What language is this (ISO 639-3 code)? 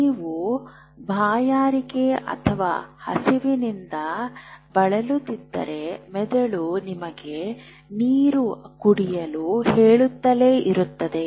kan